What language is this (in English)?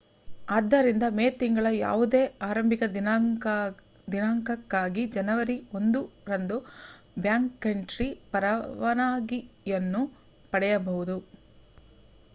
Kannada